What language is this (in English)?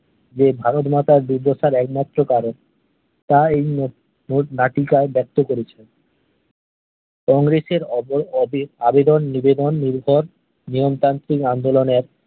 Bangla